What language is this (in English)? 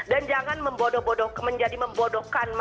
Indonesian